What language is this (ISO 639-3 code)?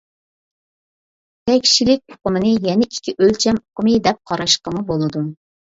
uig